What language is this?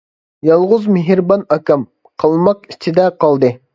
Uyghur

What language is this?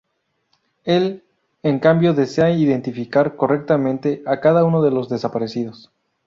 Spanish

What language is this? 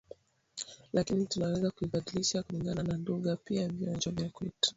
Swahili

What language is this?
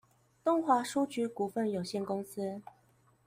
Chinese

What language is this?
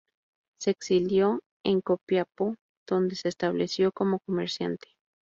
Spanish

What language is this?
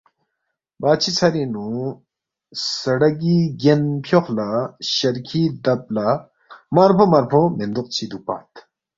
Balti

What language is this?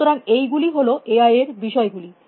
Bangla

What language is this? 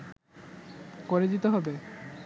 Bangla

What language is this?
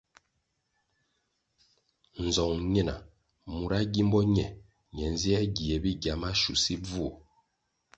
Kwasio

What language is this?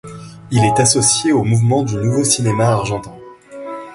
French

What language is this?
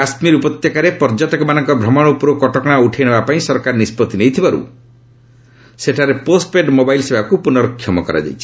Odia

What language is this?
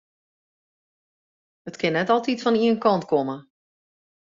Western Frisian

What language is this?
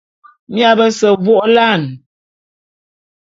Bulu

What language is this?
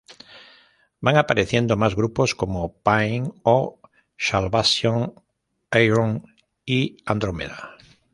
Spanish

